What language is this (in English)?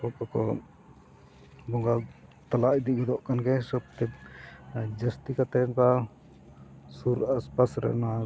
Santali